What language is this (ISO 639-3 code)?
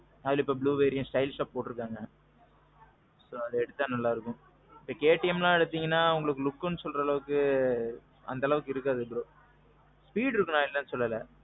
tam